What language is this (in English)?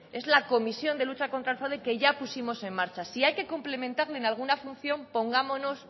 Spanish